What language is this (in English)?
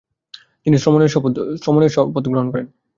Bangla